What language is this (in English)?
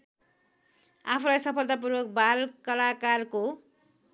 Nepali